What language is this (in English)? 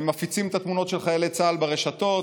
Hebrew